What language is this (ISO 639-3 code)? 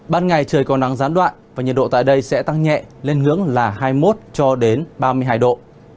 vie